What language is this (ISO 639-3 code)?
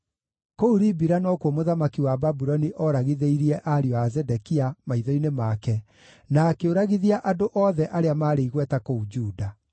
kik